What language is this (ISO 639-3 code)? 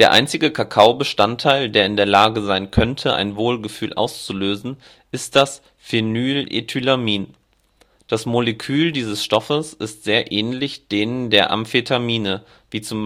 deu